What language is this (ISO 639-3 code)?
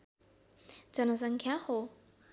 nep